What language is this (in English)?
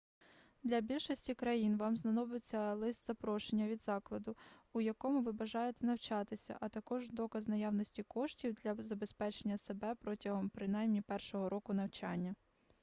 Ukrainian